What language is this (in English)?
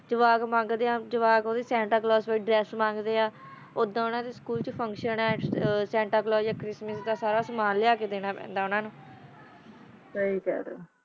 Punjabi